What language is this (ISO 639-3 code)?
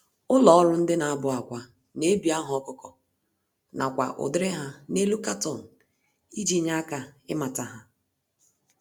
ibo